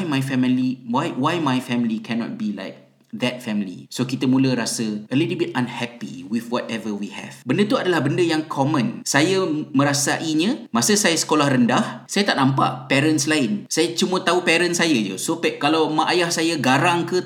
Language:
Malay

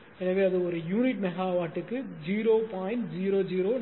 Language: Tamil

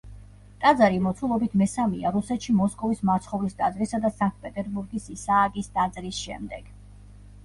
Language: Georgian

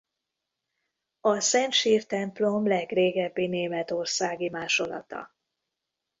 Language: Hungarian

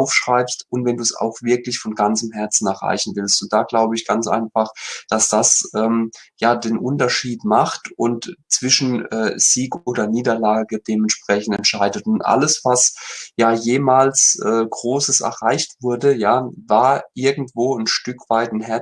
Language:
German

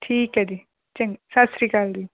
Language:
Punjabi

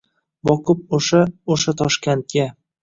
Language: Uzbek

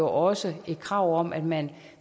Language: Danish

